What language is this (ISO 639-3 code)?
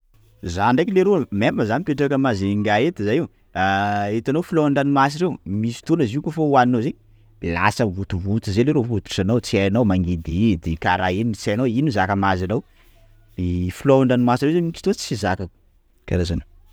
skg